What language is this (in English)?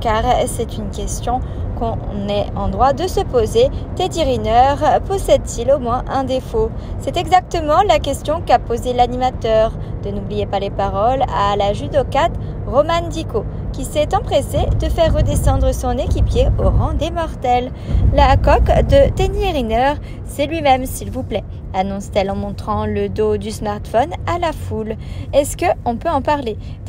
French